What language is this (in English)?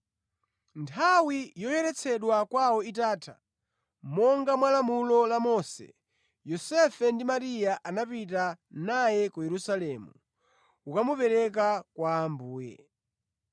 Nyanja